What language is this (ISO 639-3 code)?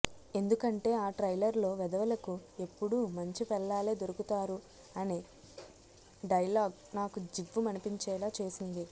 tel